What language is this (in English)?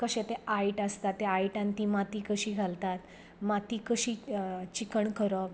Konkani